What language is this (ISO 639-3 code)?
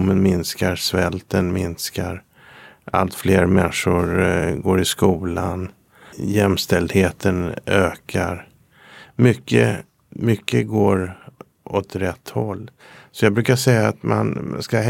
swe